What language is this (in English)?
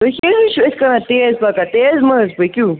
Kashmiri